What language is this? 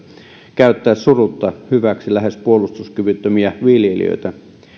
Finnish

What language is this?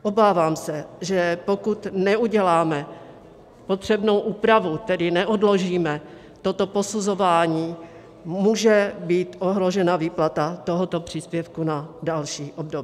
Czech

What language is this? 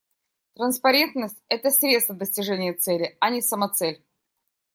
Russian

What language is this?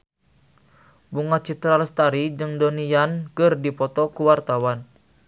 Sundanese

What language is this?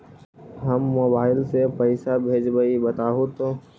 Magahi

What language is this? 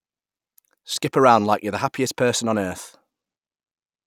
English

